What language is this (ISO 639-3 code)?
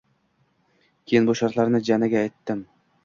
uzb